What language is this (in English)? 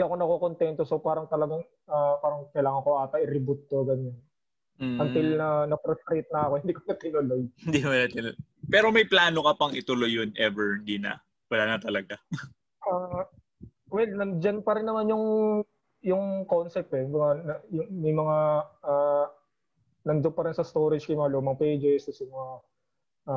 Filipino